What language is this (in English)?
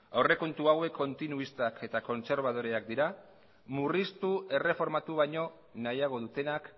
Basque